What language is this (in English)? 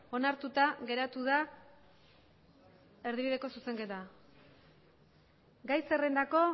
Basque